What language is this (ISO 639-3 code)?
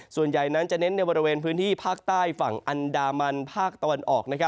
tha